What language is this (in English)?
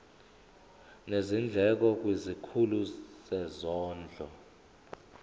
Zulu